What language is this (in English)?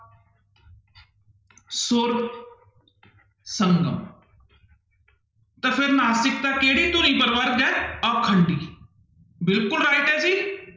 Punjabi